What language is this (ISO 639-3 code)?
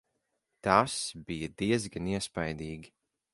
lav